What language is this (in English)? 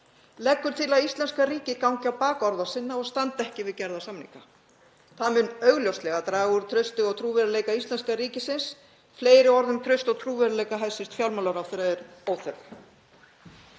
Icelandic